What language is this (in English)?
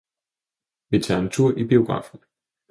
Danish